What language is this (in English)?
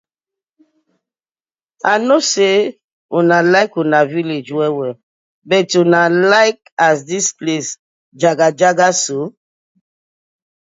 Nigerian Pidgin